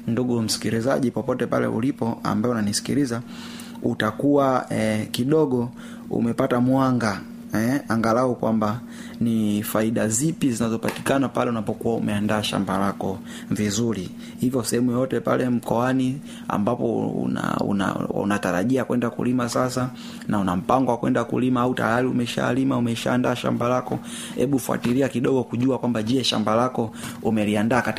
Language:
Swahili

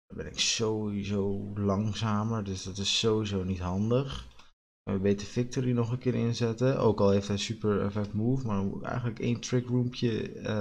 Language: Dutch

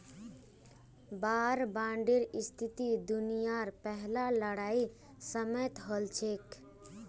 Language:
Magahi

